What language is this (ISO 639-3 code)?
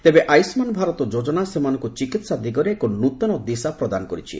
ori